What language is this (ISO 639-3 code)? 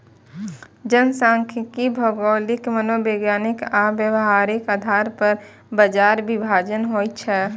mai